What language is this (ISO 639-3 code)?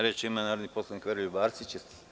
srp